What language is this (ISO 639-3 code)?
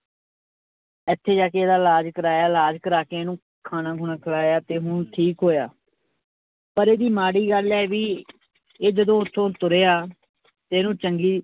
pan